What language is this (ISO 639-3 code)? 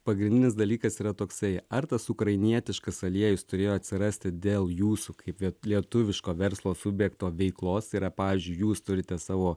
lit